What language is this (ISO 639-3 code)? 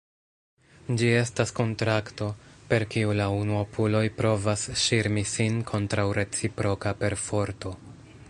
epo